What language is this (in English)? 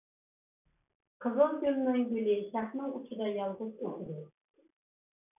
Uyghur